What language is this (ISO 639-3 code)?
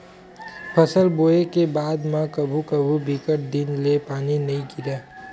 hne